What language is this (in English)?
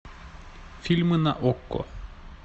Russian